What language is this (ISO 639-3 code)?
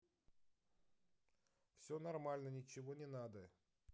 rus